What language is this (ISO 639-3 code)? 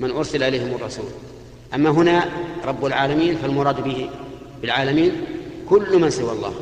ara